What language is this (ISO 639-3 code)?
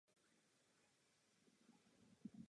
ces